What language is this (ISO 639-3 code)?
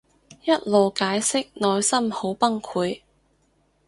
yue